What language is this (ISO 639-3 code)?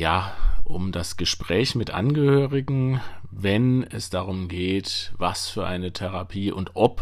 deu